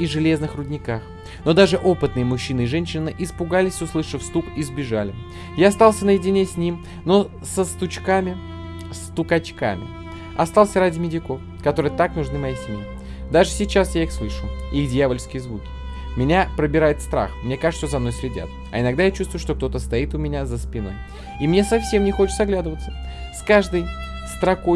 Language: Russian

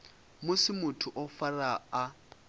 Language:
Venda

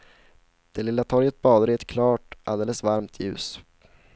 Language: Swedish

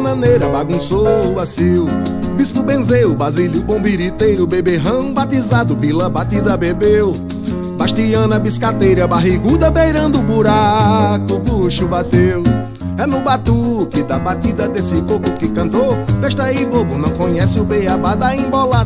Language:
Portuguese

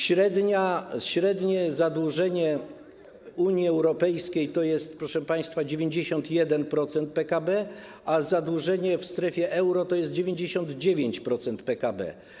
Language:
Polish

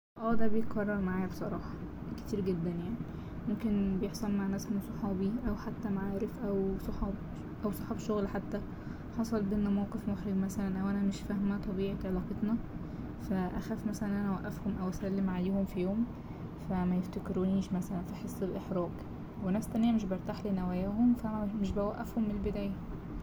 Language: Egyptian Arabic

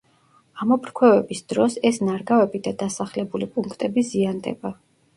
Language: Georgian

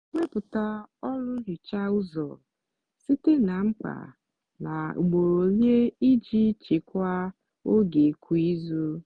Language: Igbo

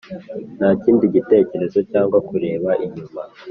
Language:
Kinyarwanda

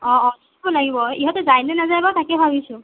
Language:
Assamese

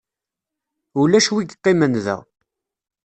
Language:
Kabyle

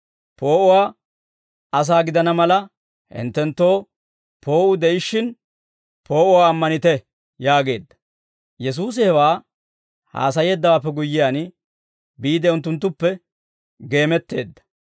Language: Dawro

